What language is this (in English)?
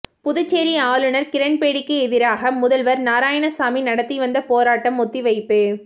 Tamil